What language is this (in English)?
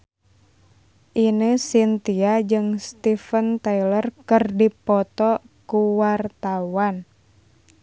Sundanese